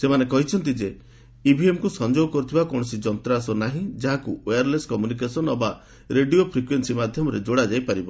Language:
Odia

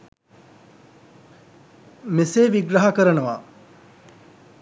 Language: Sinhala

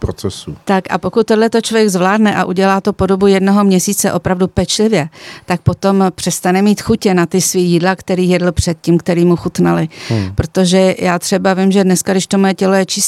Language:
Czech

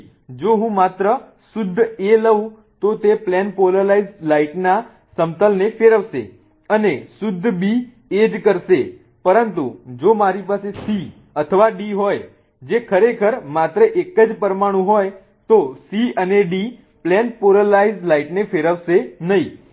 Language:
Gujarati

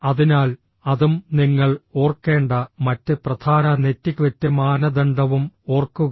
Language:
Malayalam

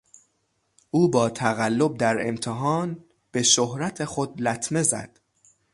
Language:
Persian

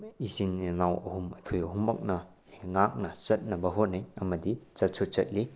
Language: Manipuri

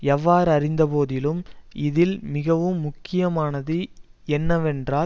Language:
Tamil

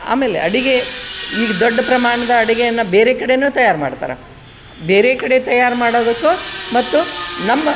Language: Kannada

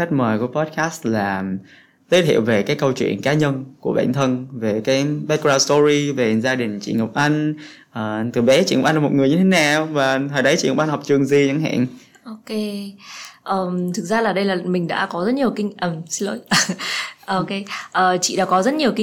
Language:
Vietnamese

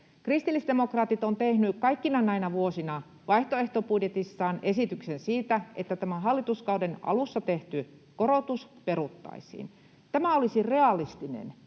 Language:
Finnish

